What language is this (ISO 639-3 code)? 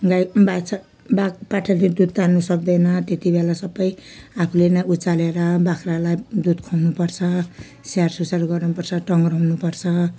nep